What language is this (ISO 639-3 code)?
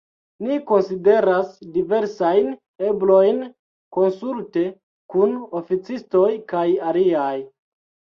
epo